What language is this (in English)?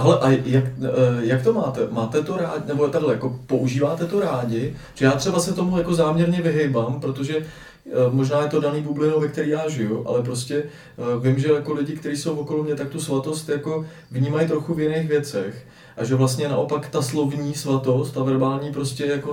Czech